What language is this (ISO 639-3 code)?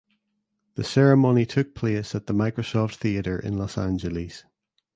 eng